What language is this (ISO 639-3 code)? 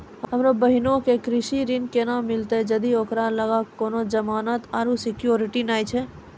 mai